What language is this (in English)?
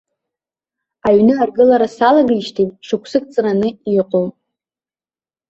Abkhazian